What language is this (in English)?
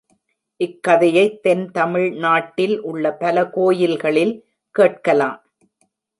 Tamil